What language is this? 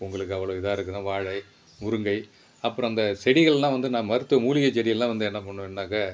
Tamil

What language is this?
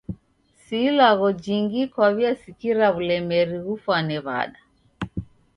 Taita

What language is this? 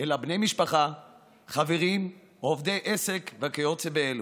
Hebrew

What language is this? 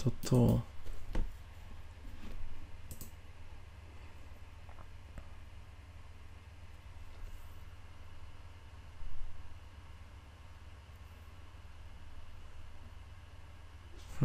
Polish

